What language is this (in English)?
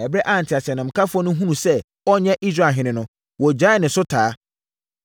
Akan